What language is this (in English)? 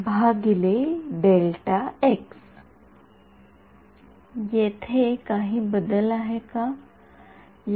Marathi